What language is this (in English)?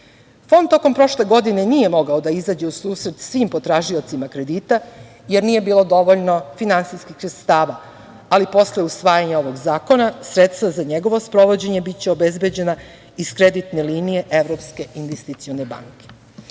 Serbian